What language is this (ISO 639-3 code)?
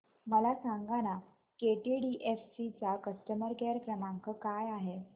mar